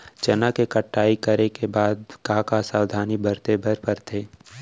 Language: Chhattisgarhi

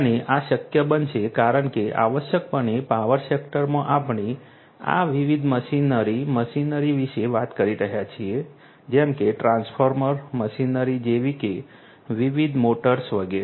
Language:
Gujarati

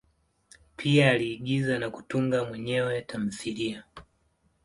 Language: Swahili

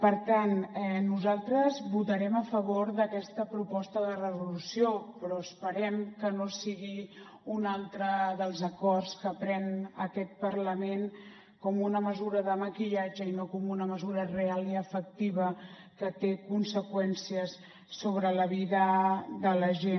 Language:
Catalan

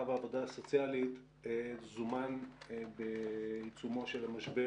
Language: Hebrew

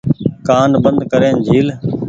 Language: Goaria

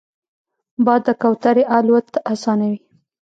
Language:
Pashto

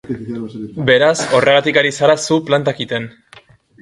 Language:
Basque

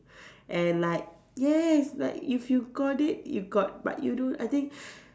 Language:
English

